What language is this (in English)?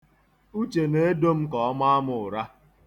Igbo